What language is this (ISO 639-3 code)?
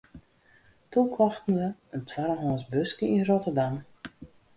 fry